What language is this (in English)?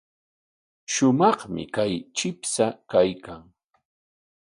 Corongo Ancash Quechua